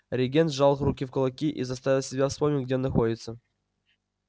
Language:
Russian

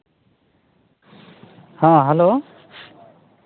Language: Santali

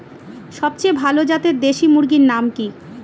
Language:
Bangla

